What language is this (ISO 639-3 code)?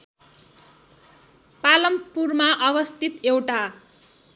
nep